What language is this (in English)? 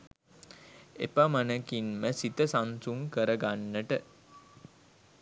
Sinhala